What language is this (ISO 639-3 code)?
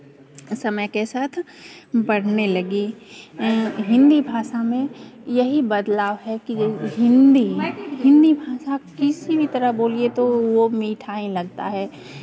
hin